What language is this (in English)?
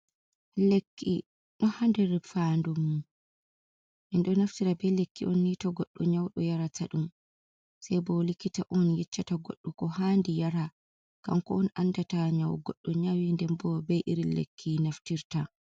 Fula